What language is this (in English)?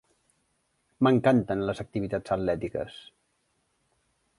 Catalan